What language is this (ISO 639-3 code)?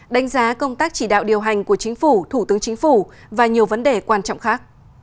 vie